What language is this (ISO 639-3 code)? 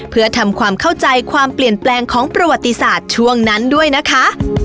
tha